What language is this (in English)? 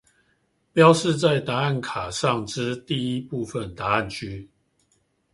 Chinese